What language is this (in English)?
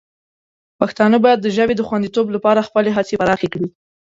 Pashto